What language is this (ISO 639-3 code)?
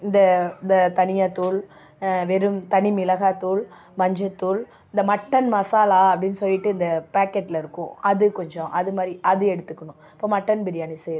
tam